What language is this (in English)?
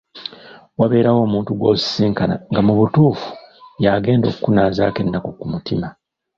Ganda